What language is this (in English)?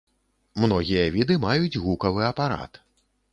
Belarusian